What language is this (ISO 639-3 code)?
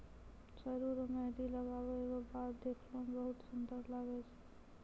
mai